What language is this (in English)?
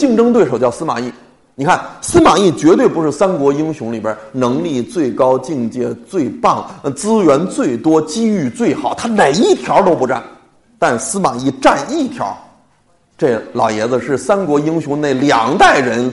Chinese